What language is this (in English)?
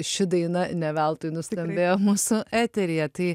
Lithuanian